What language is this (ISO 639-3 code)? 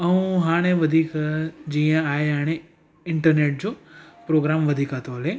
snd